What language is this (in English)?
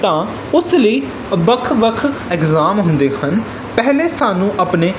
Punjabi